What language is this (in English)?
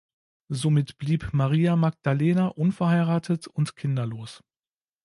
German